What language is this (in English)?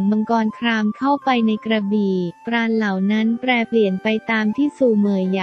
Thai